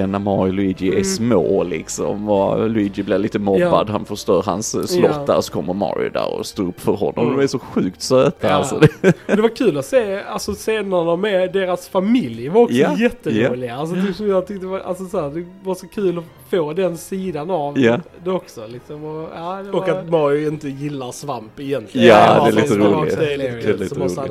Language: Swedish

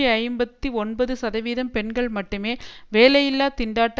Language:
Tamil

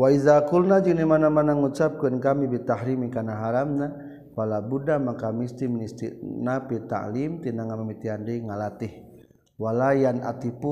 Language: Malay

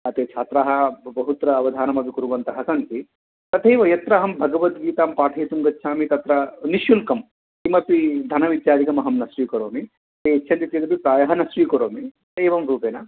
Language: Sanskrit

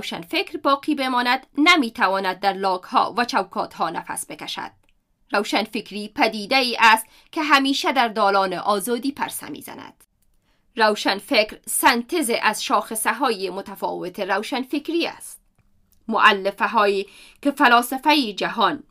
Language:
Persian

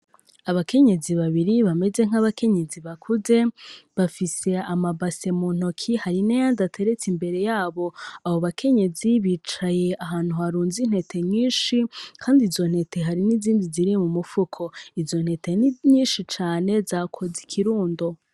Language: Rundi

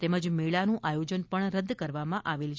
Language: Gujarati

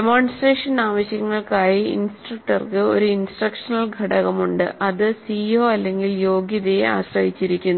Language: Malayalam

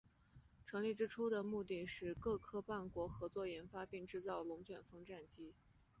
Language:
Chinese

